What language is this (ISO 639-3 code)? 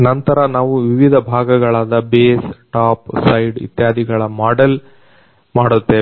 kan